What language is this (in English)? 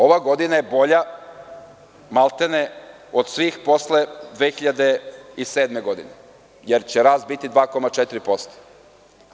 Serbian